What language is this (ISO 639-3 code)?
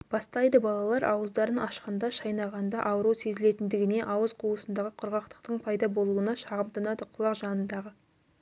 kaz